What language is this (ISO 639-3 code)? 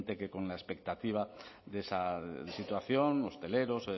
spa